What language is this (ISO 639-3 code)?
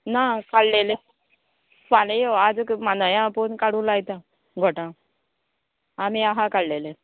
kok